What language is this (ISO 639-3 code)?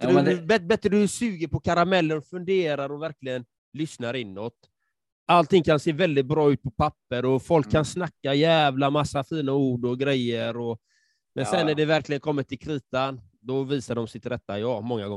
swe